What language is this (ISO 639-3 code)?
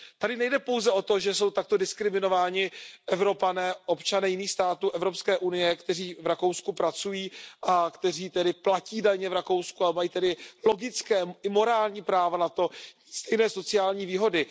ces